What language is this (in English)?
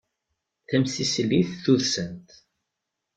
Kabyle